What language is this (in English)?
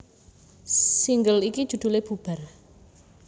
Javanese